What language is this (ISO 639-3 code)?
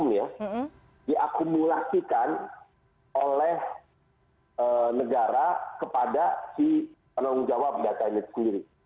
ind